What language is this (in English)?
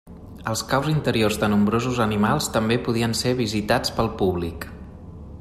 Catalan